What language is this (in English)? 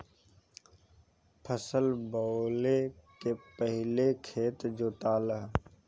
Bhojpuri